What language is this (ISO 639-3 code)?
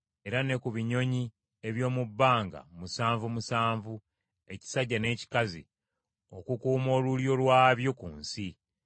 lug